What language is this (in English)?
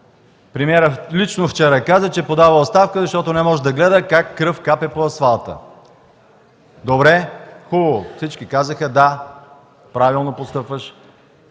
Bulgarian